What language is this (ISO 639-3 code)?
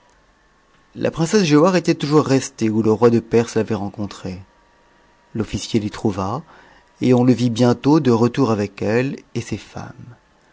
fra